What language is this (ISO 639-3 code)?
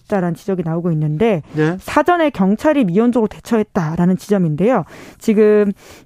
kor